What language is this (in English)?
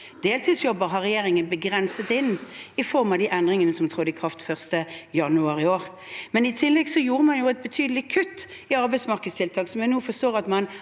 Norwegian